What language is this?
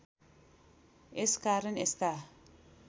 Nepali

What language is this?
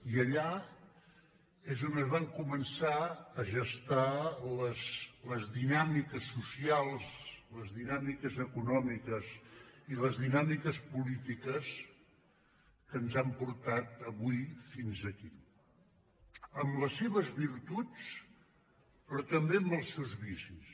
Catalan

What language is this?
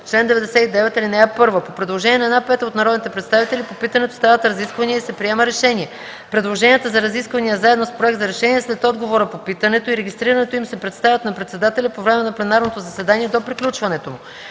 Bulgarian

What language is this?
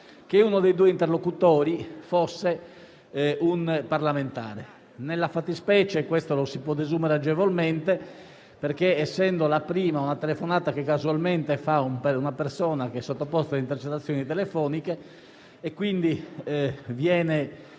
Italian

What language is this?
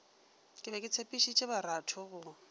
Northern Sotho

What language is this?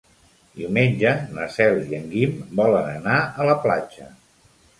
Catalan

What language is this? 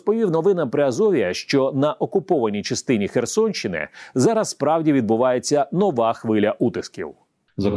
Ukrainian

